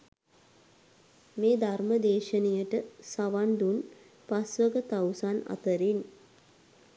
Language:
Sinhala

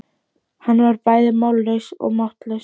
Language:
Icelandic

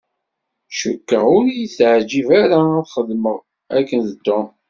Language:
Kabyle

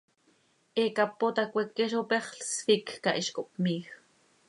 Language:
Seri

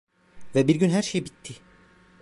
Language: Turkish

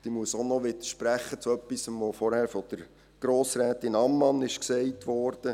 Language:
Swiss German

